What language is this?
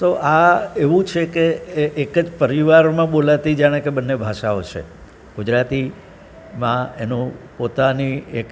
Gujarati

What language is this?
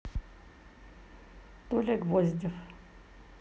Russian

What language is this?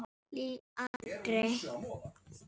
Icelandic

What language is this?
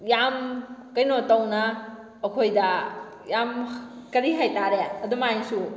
Manipuri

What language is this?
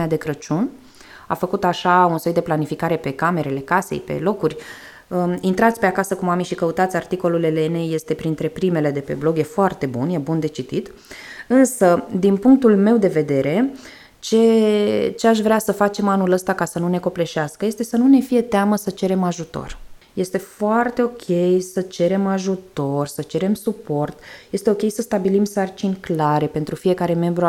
Romanian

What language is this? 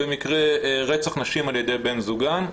Hebrew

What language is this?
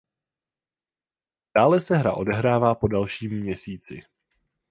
Czech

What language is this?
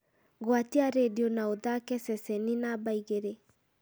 Kikuyu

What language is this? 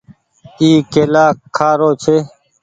Goaria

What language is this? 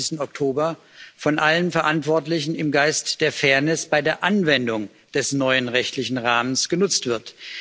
German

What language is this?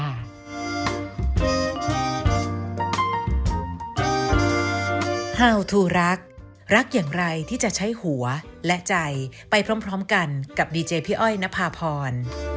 Thai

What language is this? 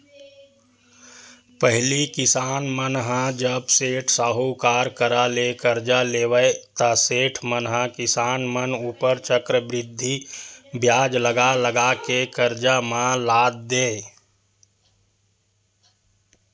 Chhattisgarhi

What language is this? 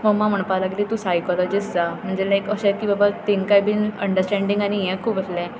Konkani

